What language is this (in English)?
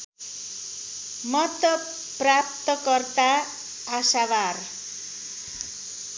Nepali